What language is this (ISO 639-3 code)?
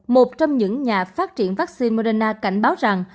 vie